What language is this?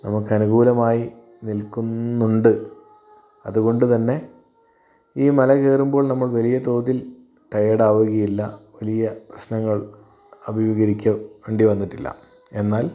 Malayalam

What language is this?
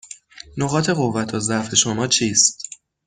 Persian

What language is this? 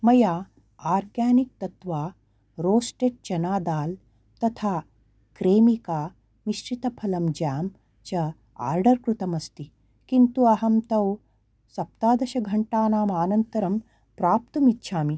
Sanskrit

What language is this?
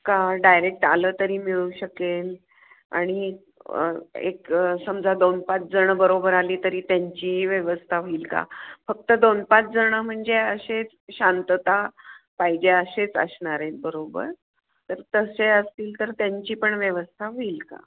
Marathi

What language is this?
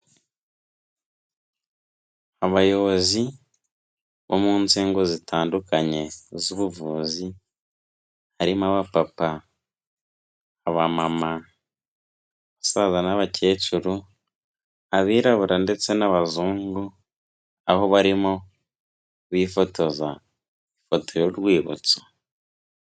Kinyarwanda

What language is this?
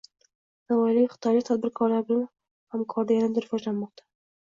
Uzbek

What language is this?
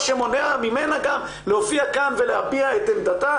Hebrew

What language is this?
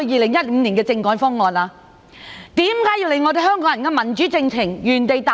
Cantonese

